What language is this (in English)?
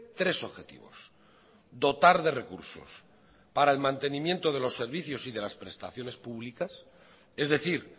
Spanish